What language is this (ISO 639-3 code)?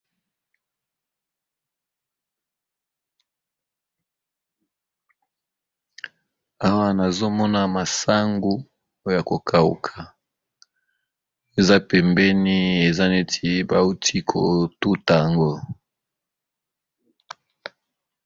lin